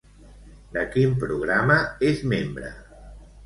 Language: Catalan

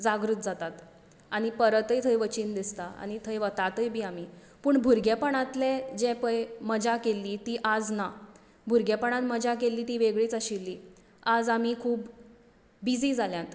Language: Konkani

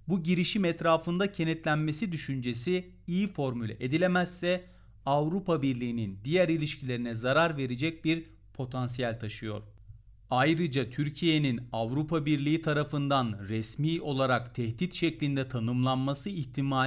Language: Turkish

